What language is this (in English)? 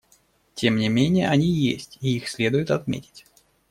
Russian